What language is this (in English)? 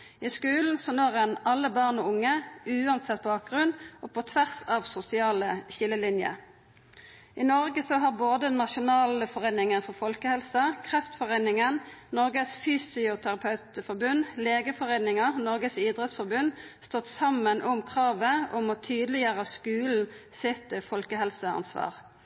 Norwegian Nynorsk